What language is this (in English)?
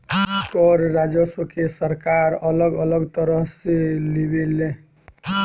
Bhojpuri